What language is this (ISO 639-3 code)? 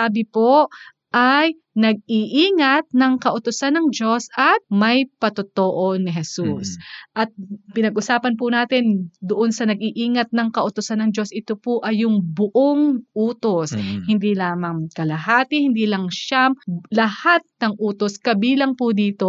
fil